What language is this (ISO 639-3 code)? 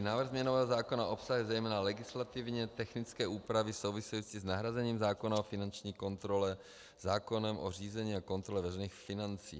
ces